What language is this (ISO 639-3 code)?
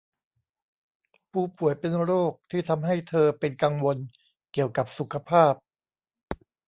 tha